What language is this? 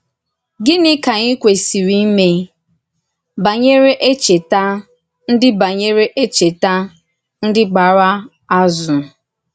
Igbo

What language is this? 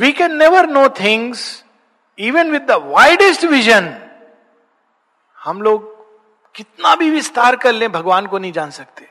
Hindi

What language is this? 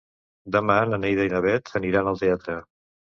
Catalan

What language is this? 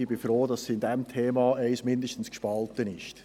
Swiss German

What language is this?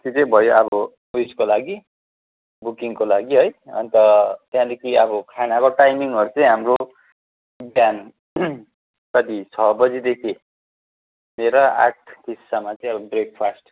Nepali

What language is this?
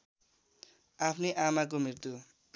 Nepali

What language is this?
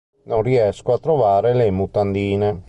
Italian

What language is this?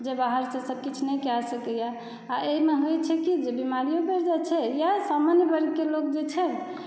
Maithili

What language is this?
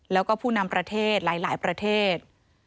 Thai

